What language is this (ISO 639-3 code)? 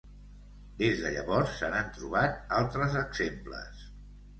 cat